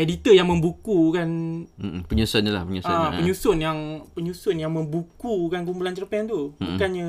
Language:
Malay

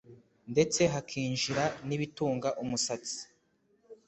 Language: Kinyarwanda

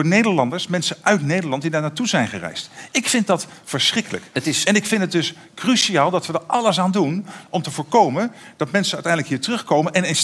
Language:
Dutch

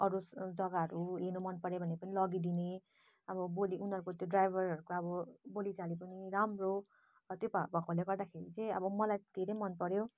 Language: Nepali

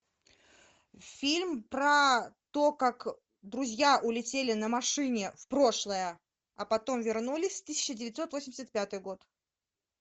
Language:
Russian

